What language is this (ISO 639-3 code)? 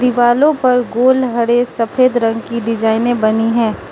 hin